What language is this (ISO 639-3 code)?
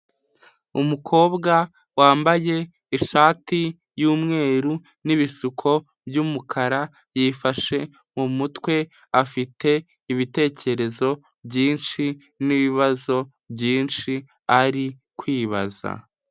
kin